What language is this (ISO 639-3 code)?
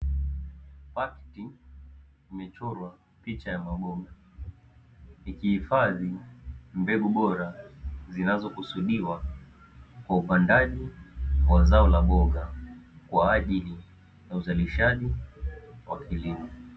swa